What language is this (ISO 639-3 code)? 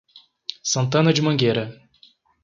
por